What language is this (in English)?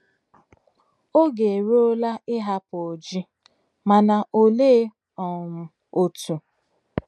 Igbo